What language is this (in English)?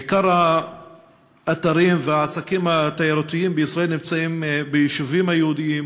Hebrew